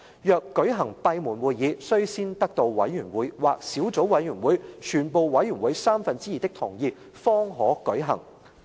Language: Cantonese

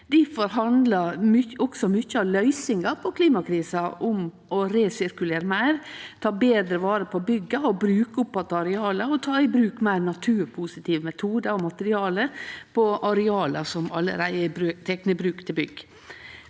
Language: Norwegian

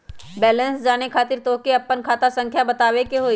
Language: Magahi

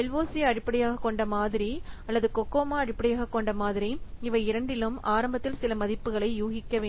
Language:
Tamil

